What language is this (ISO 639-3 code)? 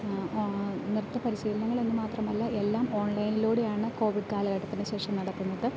mal